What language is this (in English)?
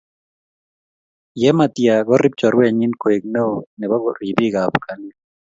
Kalenjin